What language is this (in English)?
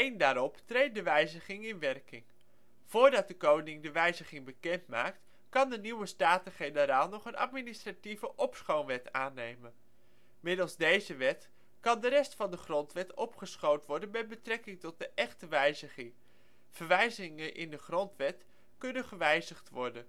Dutch